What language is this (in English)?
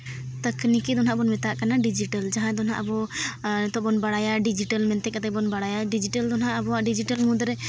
Santali